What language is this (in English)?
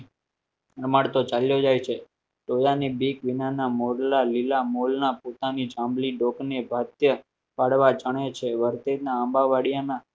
Gujarati